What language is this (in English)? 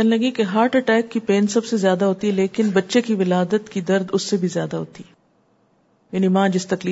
Urdu